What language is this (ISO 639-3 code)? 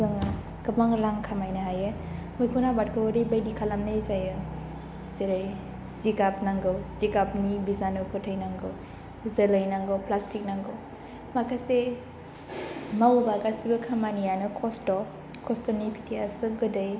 brx